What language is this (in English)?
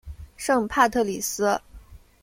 Chinese